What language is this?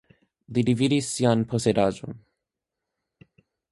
Esperanto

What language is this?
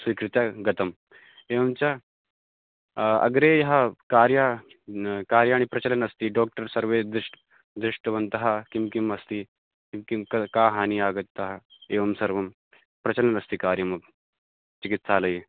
Sanskrit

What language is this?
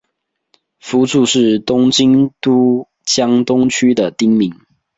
Chinese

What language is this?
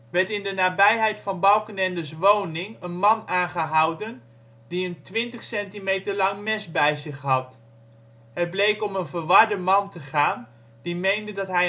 Dutch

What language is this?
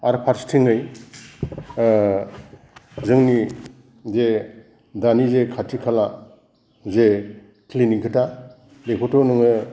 Bodo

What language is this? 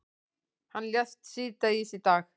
Icelandic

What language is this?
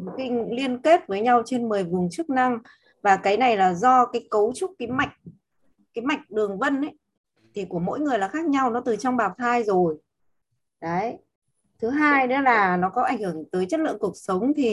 Vietnamese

